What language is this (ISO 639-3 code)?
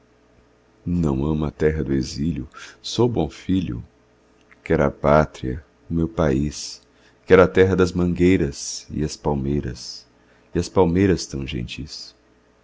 por